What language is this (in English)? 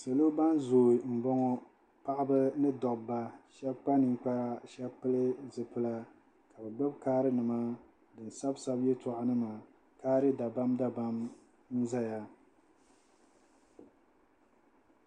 Dagbani